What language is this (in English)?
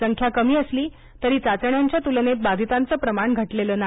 Marathi